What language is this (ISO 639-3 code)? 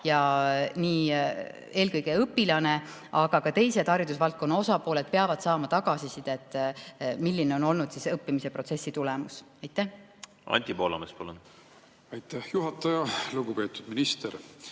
est